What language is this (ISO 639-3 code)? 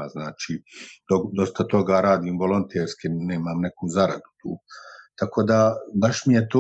hrv